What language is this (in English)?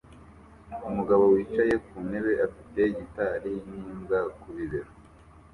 Kinyarwanda